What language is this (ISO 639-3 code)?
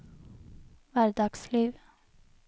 nor